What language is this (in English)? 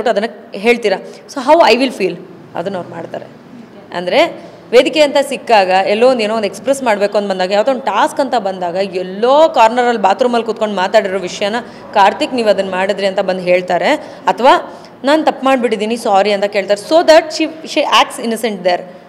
Kannada